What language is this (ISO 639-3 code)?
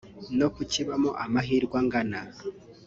kin